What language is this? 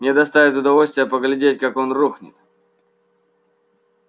Russian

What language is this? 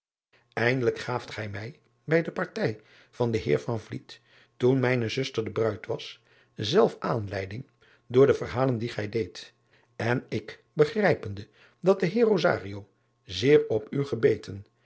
Dutch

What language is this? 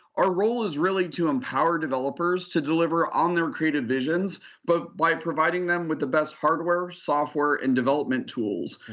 English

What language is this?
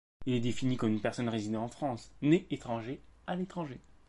French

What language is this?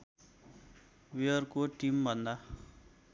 Nepali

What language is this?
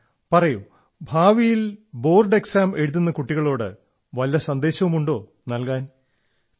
Malayalam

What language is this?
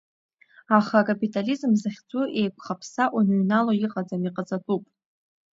Abkhazian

